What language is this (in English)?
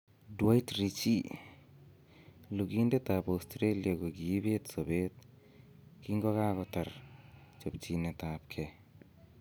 Kalenjin